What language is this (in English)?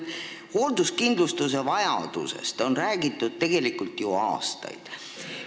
Estonian